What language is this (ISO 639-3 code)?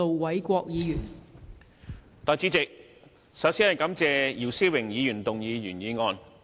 yue